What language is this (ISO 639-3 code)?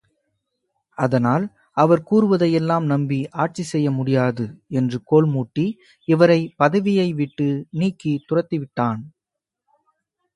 tam